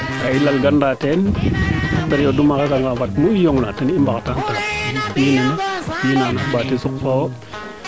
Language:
Serer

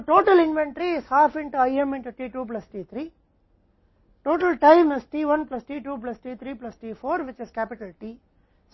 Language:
Hindi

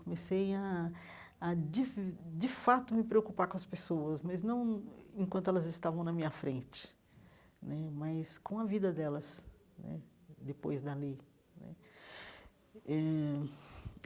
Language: Portuguese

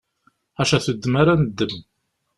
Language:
Kabyle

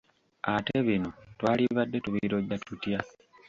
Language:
Ganda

